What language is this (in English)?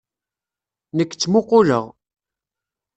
Kabyle